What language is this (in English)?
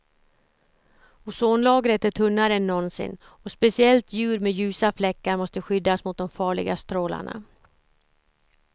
Swedish